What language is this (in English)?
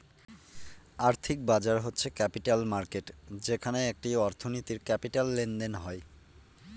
Bangla